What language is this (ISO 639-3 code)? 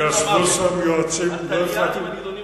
heb